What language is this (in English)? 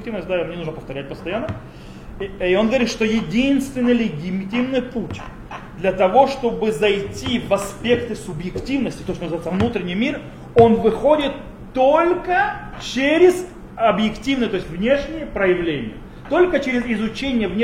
Russian